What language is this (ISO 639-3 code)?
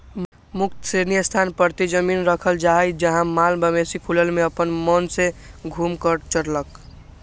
mag